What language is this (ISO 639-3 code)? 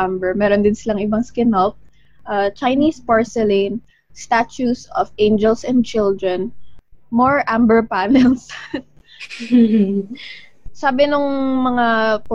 fil